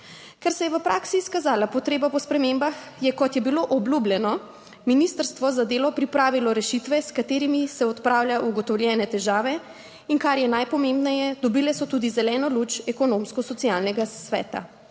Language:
Slovenian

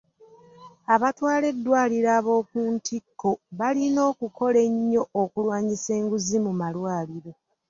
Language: Ganda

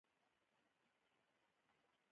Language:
Pashto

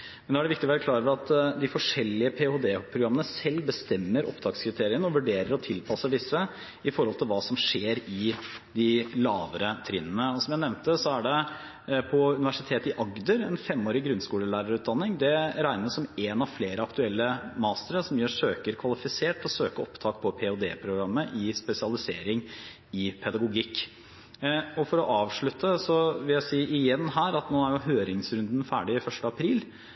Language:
Norwegian Bokmål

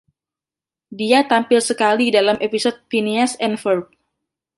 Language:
Indonesian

